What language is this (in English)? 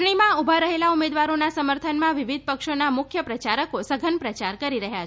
Gujarati